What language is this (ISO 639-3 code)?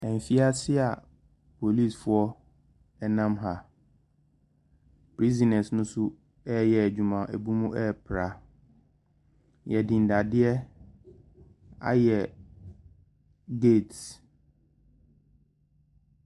aka